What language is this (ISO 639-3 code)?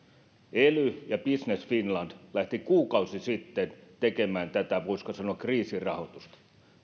fin